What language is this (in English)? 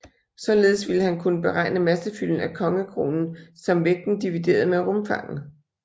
Danish